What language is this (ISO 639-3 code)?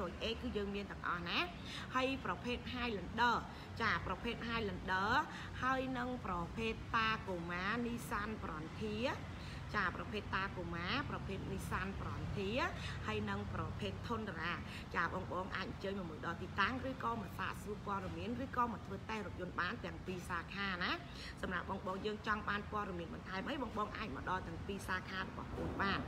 vie